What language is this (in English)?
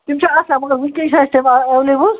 Kashmiri